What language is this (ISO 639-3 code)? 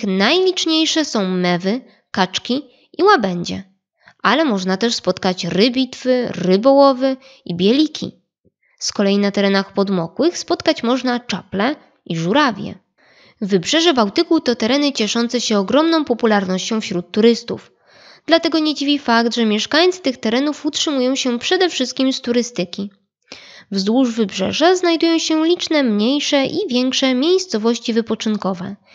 pol